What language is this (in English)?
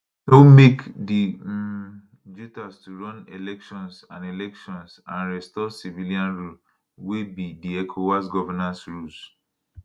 Nigerian Pidgin